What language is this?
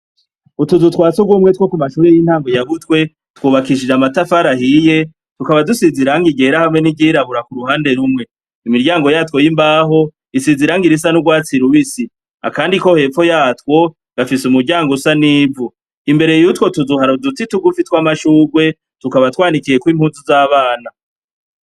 Rundi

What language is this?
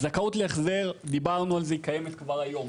Hebrew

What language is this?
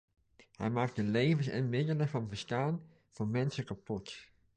Dutch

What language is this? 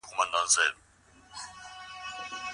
Pashto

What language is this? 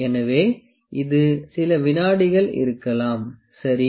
Tamil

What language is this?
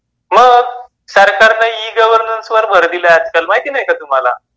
Marathi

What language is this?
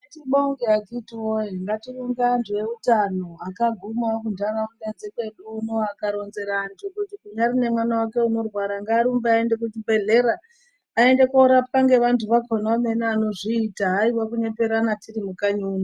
Ndau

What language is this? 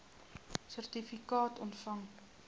Afrikaans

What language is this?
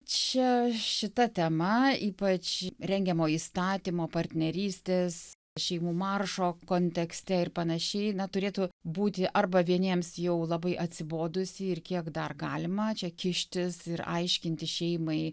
Lithuanian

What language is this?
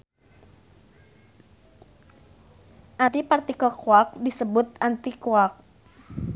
Sundanese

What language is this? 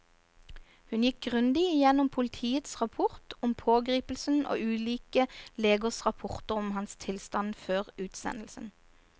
Norwegian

